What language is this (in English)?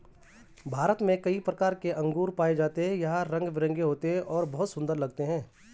Hindi